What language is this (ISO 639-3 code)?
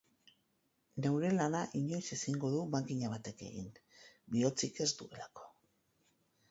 eus